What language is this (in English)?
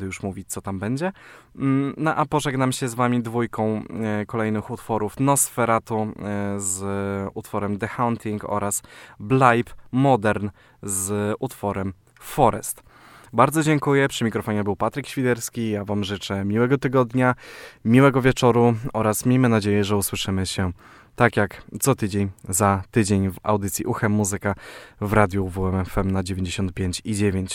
Polish